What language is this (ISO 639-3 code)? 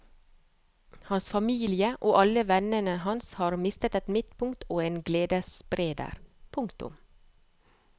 nor